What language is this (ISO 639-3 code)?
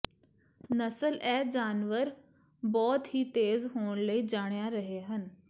pan